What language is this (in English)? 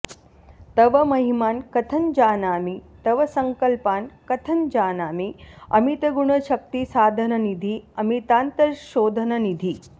Sanskrit